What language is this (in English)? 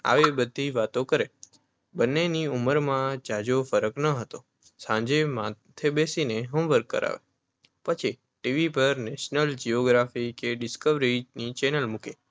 Gujarati